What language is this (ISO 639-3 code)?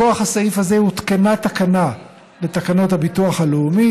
heb